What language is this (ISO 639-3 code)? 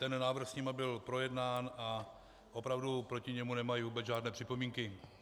ces